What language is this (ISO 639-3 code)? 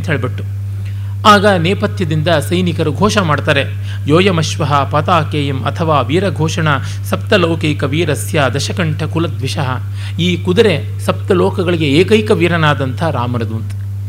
kan